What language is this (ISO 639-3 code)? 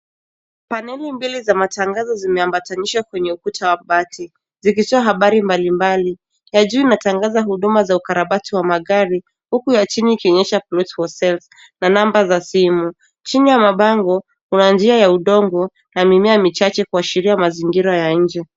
swa